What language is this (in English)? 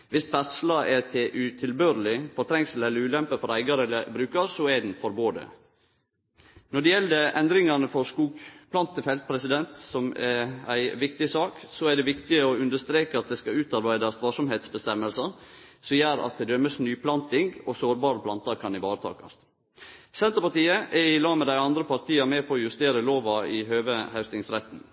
Norwegian Nynorsk